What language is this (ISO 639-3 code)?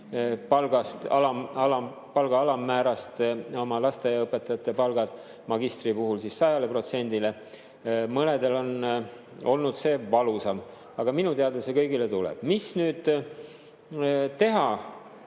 est